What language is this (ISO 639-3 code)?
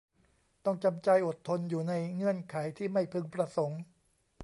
tha